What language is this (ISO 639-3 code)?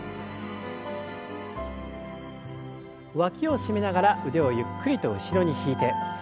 jpn